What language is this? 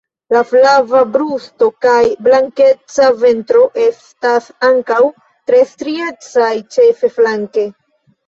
Esperanto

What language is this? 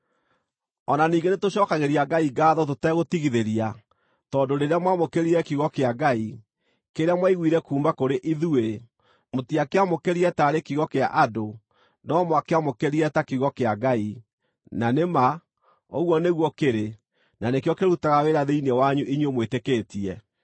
Kikuyu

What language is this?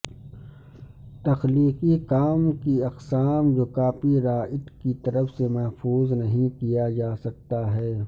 Urdu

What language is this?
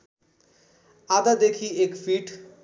Nepali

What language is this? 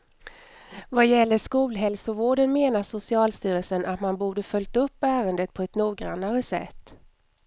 Swedish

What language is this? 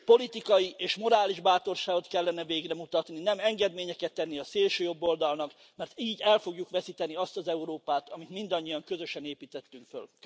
Hungarian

